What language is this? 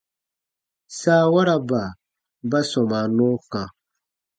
Baatonum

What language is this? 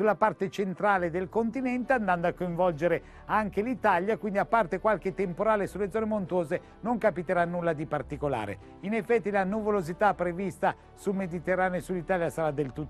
Italian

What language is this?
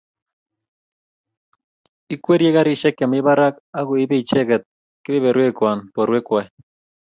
Kalenjin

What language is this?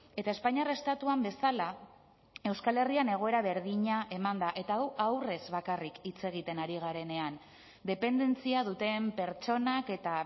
Basque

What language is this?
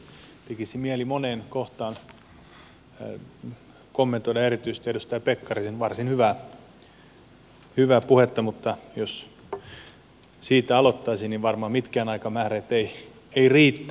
Finnish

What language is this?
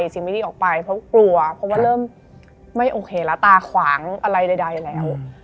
Thai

